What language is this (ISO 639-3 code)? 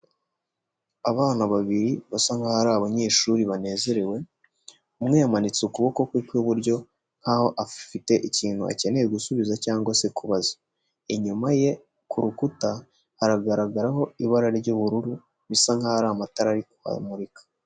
kin